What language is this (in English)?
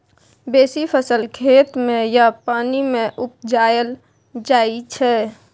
Maithili